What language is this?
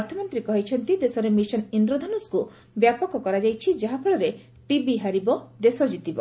Odia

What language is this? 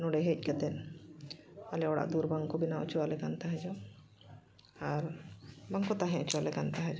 Santali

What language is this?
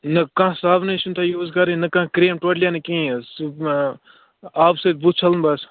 Kashmiri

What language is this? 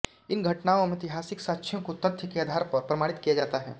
Hindi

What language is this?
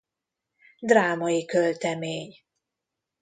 Hungarian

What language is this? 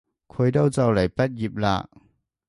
Cantonese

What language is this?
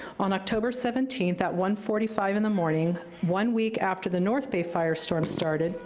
English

